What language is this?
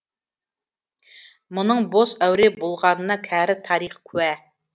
Kazakh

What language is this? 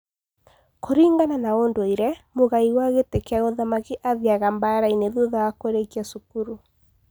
Kikuyu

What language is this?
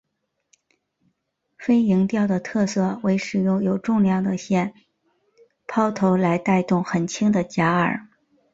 Chinese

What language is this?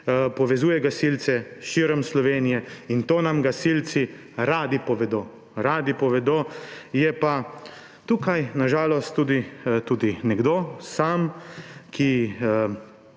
Slovenian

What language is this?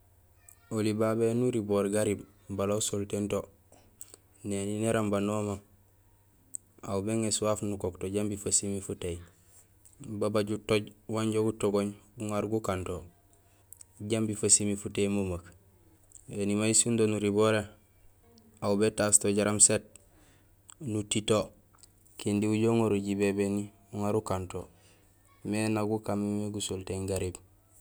Gusilay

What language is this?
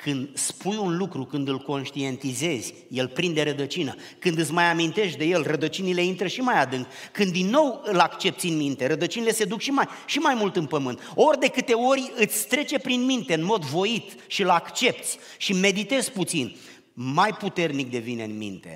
Romanian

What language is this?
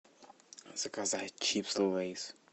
Russian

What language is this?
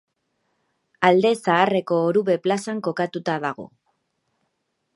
Basque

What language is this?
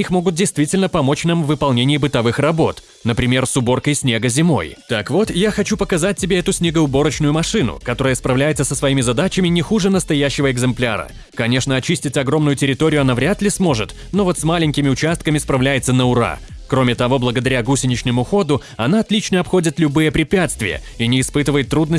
Russian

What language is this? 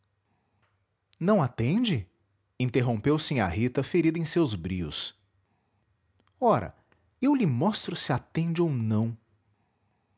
Portuguese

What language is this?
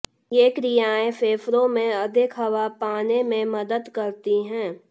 Hindi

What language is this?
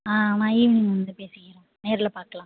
Tamil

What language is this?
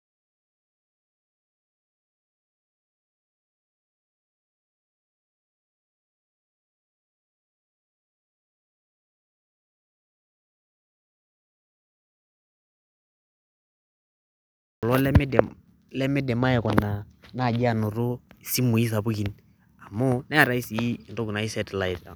Masai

